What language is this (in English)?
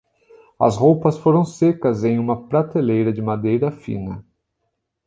Portuguese